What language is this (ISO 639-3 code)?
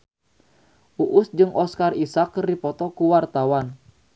sun